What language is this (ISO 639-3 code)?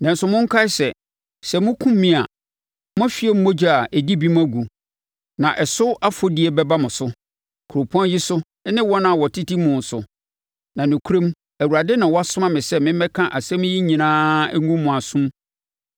aka